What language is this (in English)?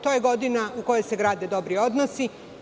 Serbian